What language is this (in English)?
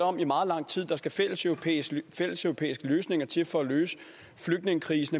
Danish